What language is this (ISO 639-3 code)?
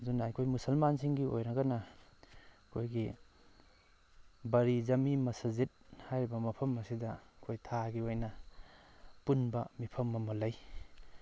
mni